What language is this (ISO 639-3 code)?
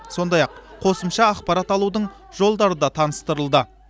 kaz